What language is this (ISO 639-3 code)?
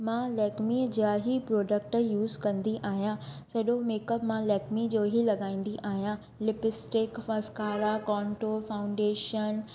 snd